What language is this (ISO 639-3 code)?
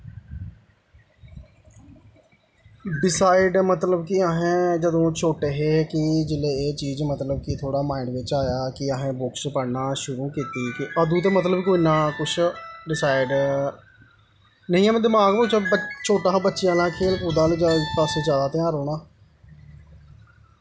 doi